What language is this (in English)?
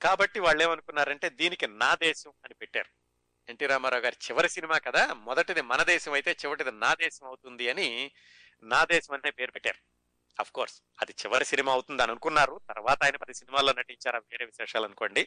Telugu